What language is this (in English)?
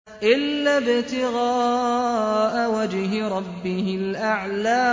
Arabic